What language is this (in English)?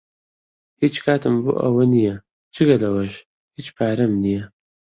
Central Kurdish